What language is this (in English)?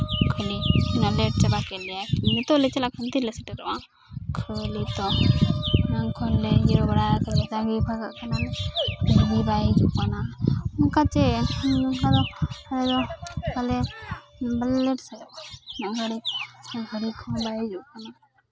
Santali